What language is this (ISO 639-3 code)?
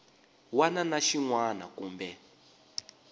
tso